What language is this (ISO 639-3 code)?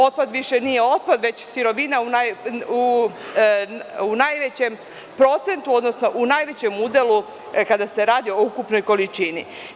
srp